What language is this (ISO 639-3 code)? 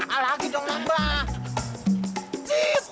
ind